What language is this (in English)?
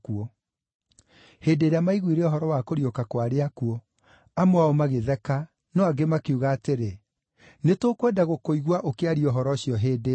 Kikuyu